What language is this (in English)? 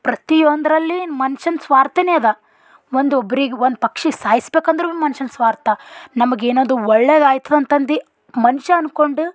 Kannada